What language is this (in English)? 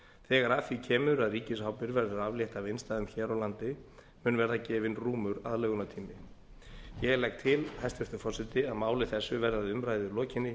Icelandic